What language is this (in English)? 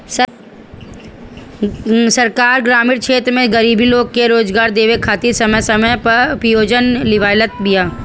Bhojpuri